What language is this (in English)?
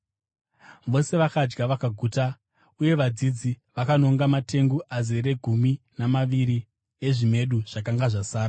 Shona